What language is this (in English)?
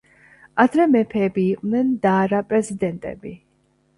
Georgian